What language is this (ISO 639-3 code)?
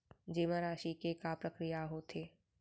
hne